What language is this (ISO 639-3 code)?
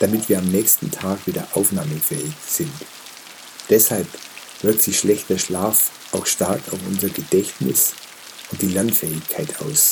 deu